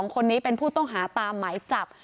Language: Thai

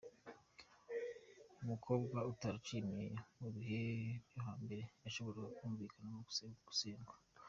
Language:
Kinyarwanda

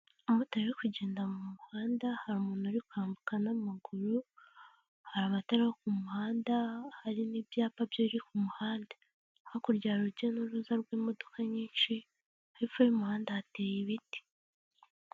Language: Kinyarwanda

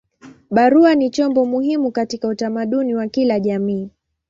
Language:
Swahili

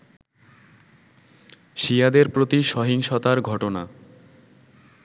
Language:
Bangla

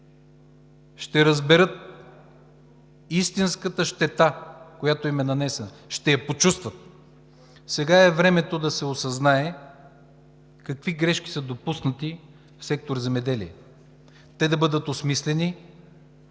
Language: Bulgarian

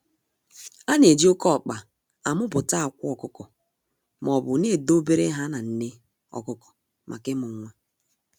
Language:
Igbo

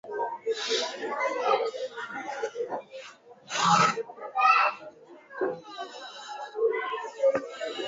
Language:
Lasi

